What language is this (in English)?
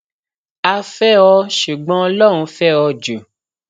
Yoruba